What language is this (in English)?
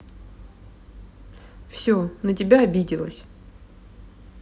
Russian